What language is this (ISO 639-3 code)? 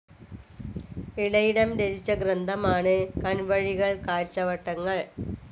mal